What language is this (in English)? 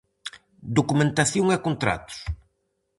Galician